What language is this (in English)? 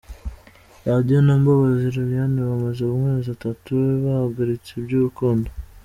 Kinyarwanda